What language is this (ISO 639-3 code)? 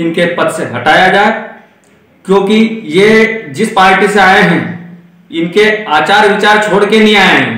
hin